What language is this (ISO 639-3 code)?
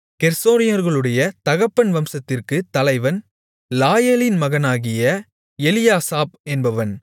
tam